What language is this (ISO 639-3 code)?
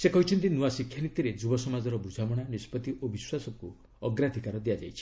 ori